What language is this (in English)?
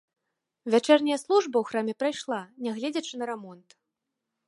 Belarusian